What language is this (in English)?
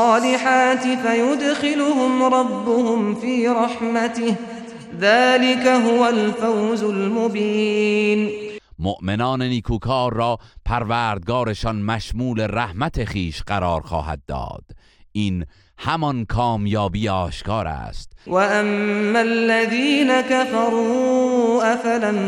Persian